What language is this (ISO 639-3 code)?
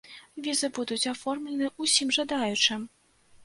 bel